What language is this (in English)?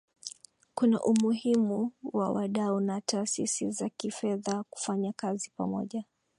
Swahili